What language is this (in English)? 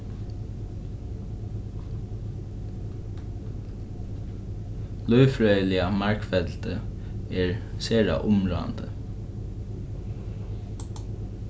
Faroese